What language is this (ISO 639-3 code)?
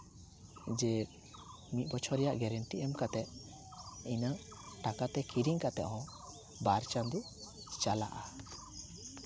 sat